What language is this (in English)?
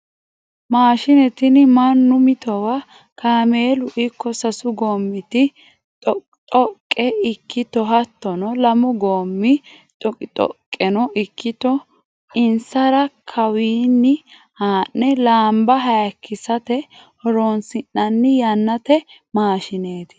Sidamo